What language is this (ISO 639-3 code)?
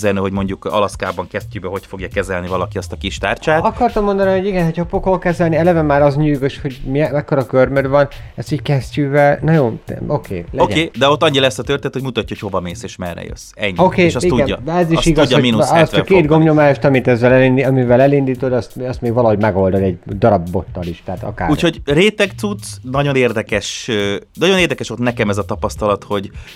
hun